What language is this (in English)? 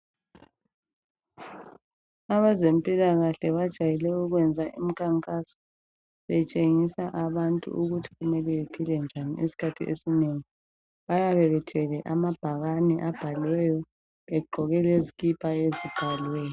North Ndebele